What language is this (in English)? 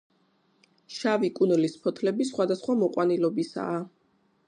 Georgian